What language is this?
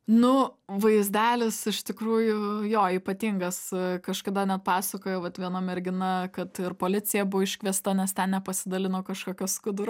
Lithuanian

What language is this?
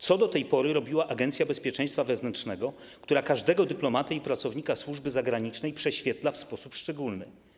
Polish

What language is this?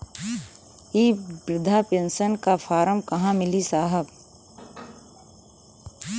Bhojpuri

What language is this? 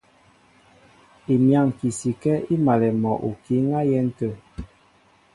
Mbo (Cameroon)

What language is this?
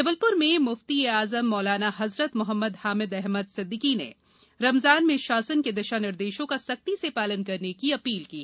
Hindi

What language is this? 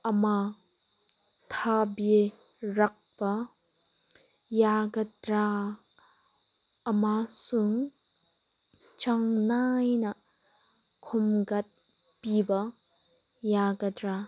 Manipuri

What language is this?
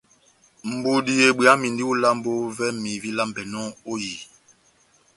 Batanga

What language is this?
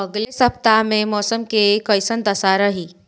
Bhojpuri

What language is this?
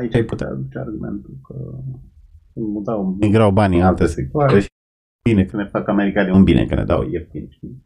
Romanian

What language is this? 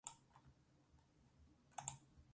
Basque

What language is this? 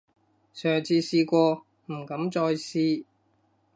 Cantonese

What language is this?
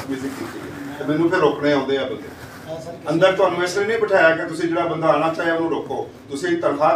Punjabi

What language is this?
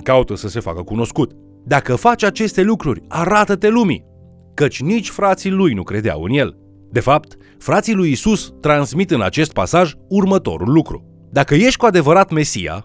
Romanian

